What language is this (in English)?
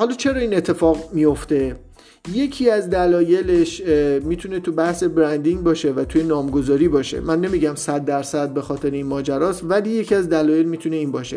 Persian